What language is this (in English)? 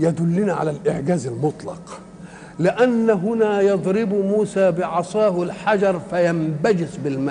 Arabic